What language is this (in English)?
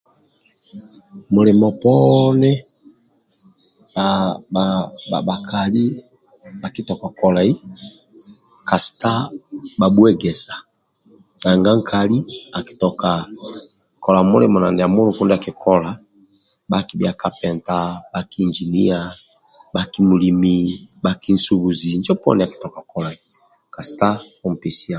Amba (Uganda)